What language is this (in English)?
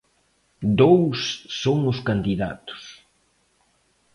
Galician